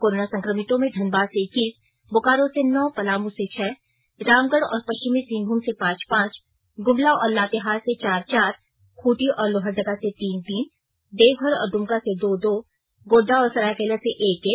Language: Hindi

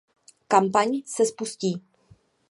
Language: Czech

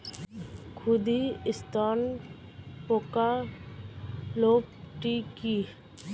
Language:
Bangla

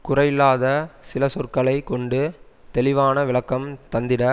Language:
Tamil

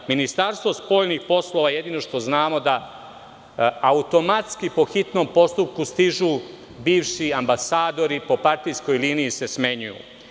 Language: Serbian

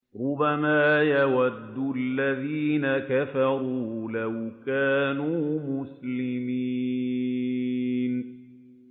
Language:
Arabic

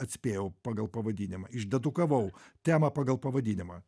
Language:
Lithuanian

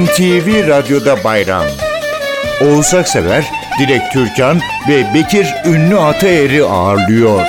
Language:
Turkish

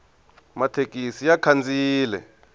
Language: Tsonga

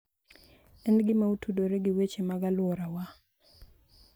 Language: Luo (Kenya and Tanzania)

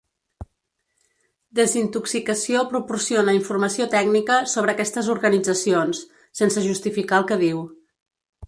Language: Catalan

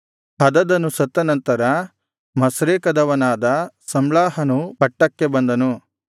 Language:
Kannada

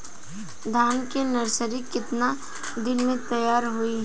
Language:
Bhojpuri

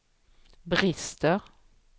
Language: Swedish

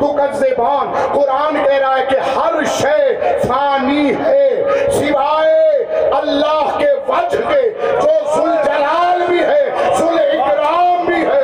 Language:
Urdu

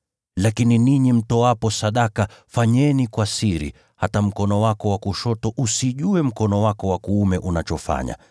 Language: Swahili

